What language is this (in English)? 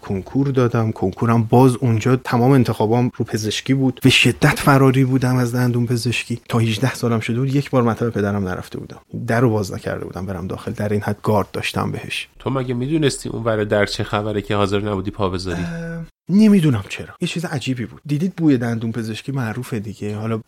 Persian